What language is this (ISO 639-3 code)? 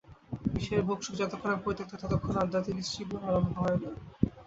ben